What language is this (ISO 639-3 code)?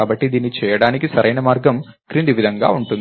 tel